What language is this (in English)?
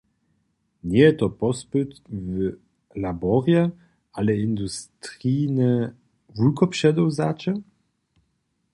Upper Sorbian